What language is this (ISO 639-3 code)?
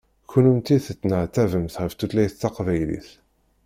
kab